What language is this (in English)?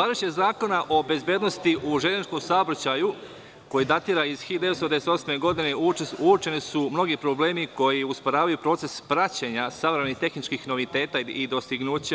Serbian